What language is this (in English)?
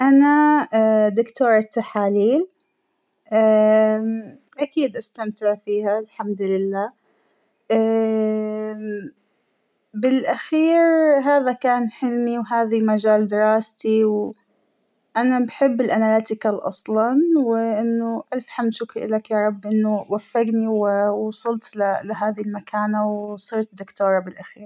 Hijazi Arabic